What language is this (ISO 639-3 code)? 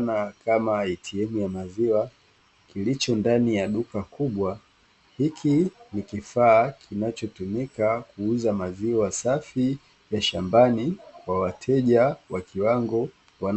swa